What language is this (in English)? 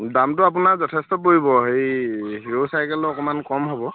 Assamese